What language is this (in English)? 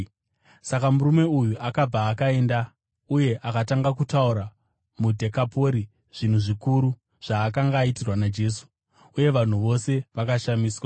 Shona